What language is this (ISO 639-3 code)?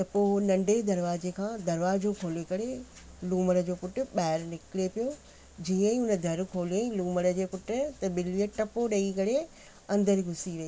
snd